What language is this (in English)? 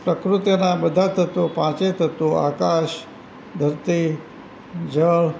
Gujarati